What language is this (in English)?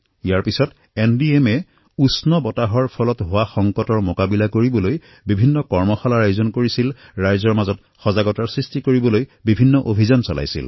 Assamese